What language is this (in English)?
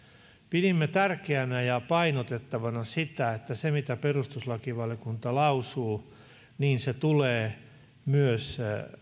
Finnish